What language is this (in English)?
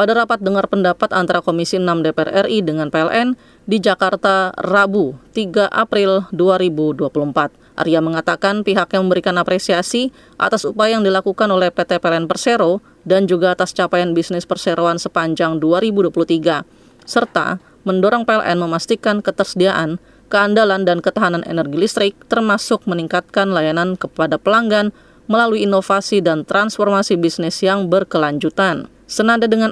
Indonesian